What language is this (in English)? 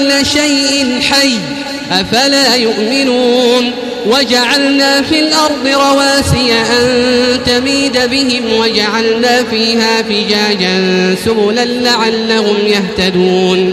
Arabic